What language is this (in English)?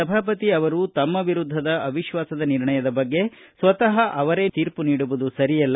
Kannada